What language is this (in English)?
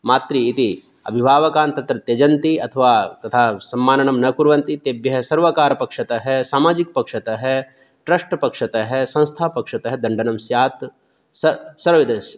Sanskrit